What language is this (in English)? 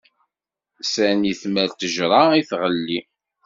Kabyle